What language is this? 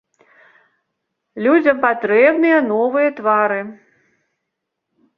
Belarusian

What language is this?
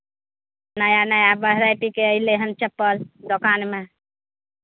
Maithili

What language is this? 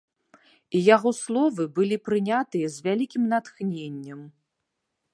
Belarusian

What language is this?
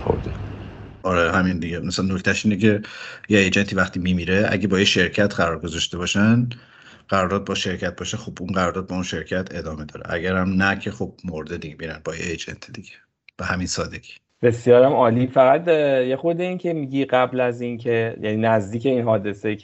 Persian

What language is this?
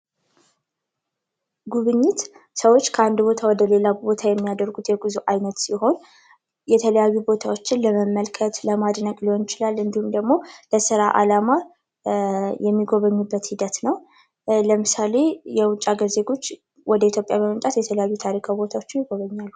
Amharic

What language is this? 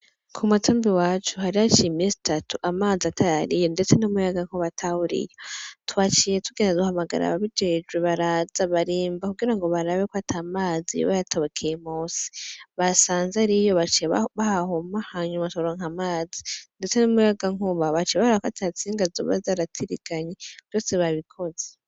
Rundi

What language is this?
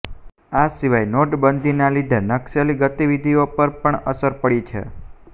Gujarati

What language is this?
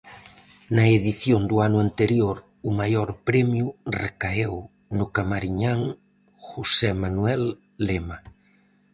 Galician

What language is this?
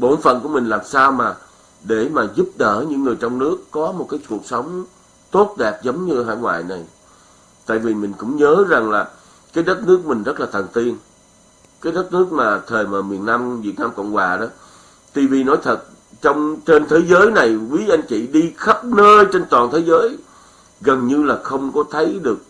Vietnamese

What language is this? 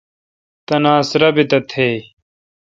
Kalkoti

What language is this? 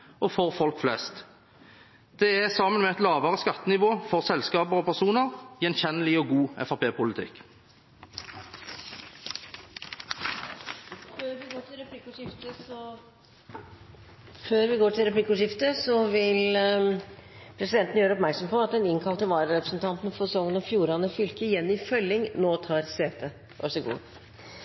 Norwegian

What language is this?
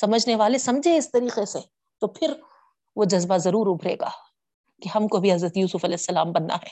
Urdu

